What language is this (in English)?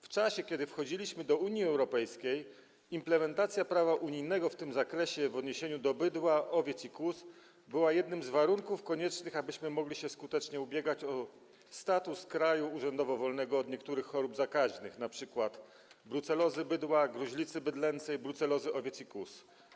Polish